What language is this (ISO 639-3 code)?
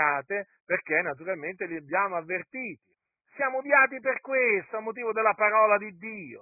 ita